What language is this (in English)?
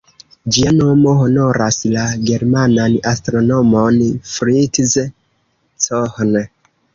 Esperanto